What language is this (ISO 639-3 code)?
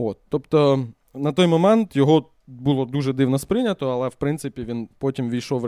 ukr